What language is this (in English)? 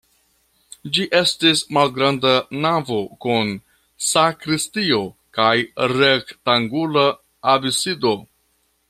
Esperanto